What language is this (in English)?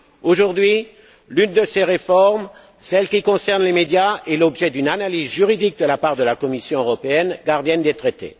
French